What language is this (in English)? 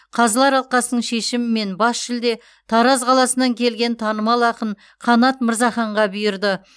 Kazakh